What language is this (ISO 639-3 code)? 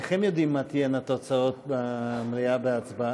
heb